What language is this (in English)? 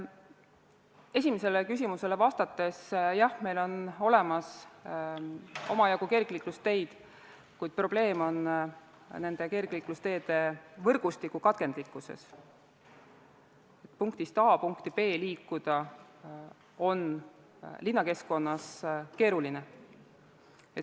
Estonian